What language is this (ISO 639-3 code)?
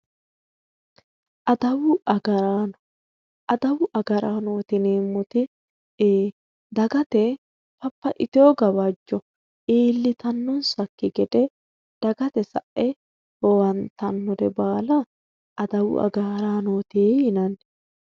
sid